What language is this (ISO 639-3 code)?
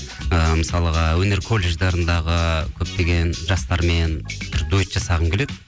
kaz